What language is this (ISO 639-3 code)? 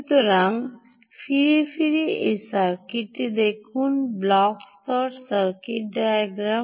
ben